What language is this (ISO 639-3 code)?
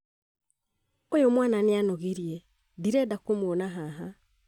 kik